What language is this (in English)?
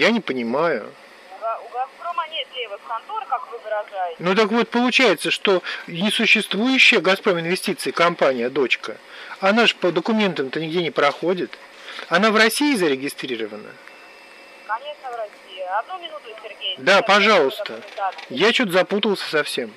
Russian